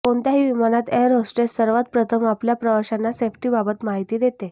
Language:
Marathi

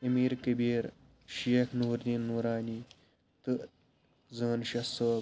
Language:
Kashmiri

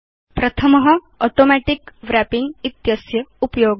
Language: Sanskrit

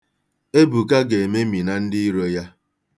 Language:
Igbo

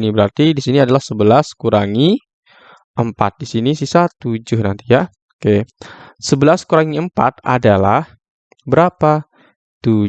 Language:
Indonesian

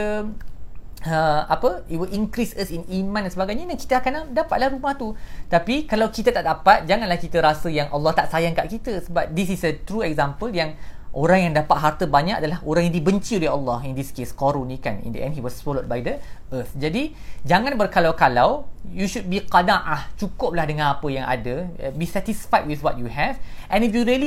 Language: Malay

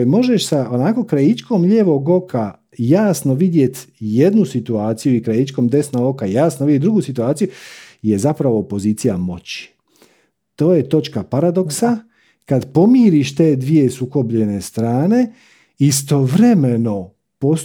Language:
Croatian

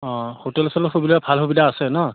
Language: Assamese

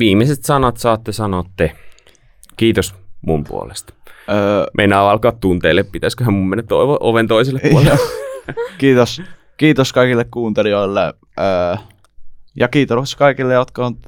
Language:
Finnish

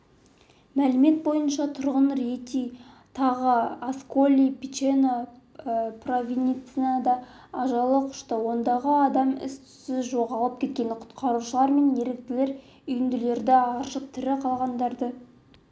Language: Kazakh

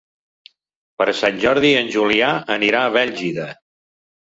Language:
Catalan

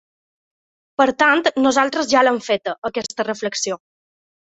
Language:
Catalan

